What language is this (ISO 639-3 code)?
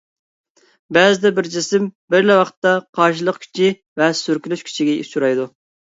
uig